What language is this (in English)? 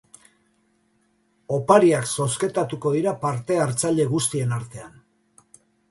Basque